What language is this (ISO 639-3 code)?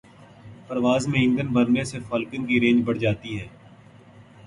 urd